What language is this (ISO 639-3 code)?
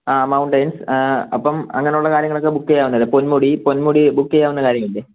mal